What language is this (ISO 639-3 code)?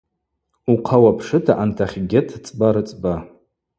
abq